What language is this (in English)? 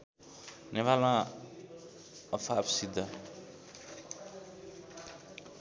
Nepali